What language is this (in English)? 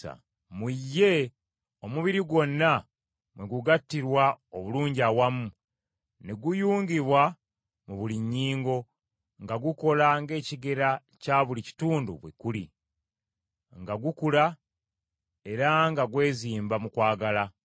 Ganda